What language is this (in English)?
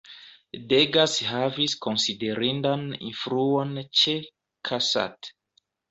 Esperanto